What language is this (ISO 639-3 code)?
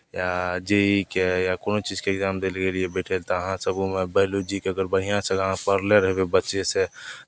mai